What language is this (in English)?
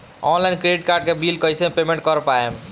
Bhojpuri